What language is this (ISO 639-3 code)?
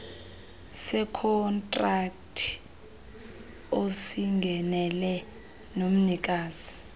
xho